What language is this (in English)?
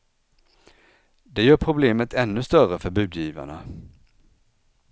Swedish